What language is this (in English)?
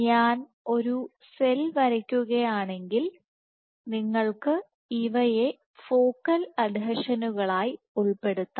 Malayalam